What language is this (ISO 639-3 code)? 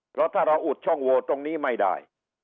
tha